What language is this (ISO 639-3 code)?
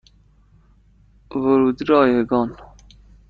fas